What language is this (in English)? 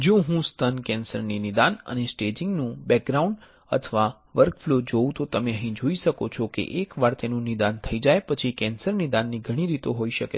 Gujarati